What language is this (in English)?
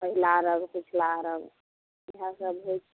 Maithili